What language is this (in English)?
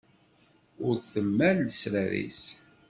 Kabyle